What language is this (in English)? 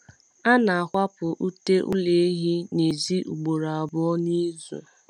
Igbo